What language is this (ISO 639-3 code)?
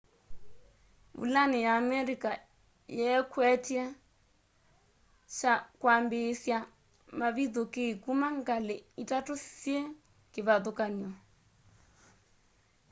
kam